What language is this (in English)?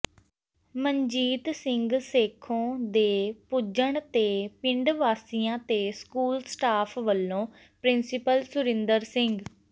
Punjabi